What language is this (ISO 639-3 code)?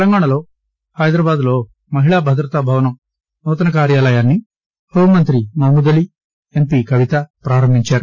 tel